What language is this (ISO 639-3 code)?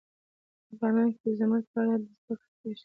pus